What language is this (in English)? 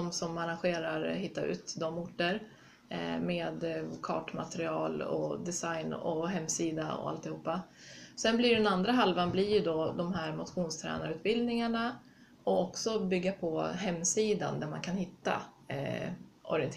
Swedish